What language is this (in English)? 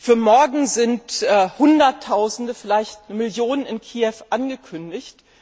German